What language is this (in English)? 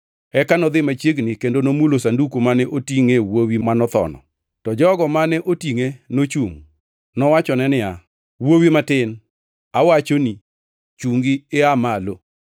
Luo (Kenya and Tanzania)